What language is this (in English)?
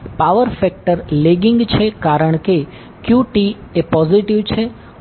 Gujarati